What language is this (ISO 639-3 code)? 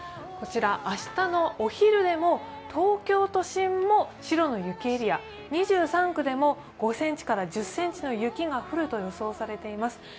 jpn